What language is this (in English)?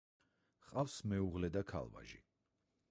Georgian